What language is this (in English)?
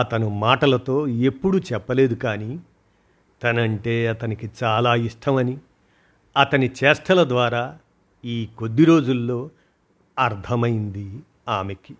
Telugu